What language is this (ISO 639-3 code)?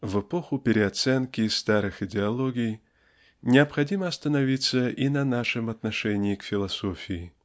rus